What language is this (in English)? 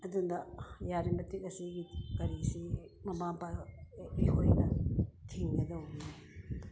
Manipuri